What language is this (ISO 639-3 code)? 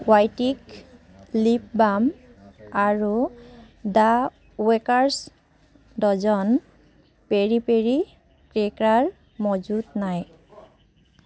asm